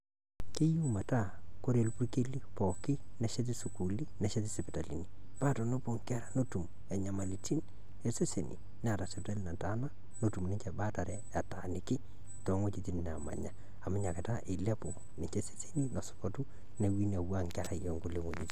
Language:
Masai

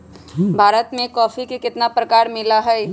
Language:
Magahi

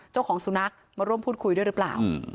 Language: Thai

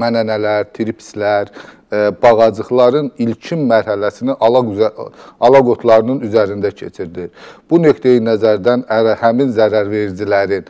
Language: Turkish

